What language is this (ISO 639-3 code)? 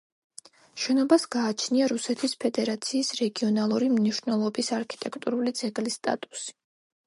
kat